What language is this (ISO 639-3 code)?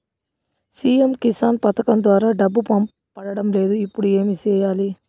tel